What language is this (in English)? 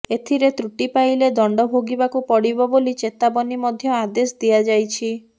Odia